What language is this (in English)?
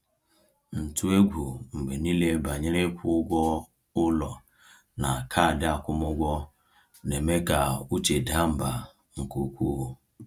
Igbo